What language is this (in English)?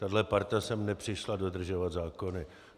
Czech